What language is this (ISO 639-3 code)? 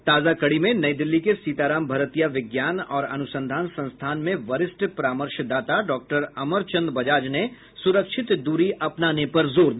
hin